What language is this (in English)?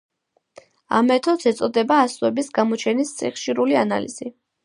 Georgian